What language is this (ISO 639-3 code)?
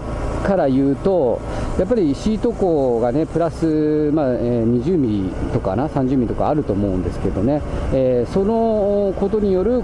jpn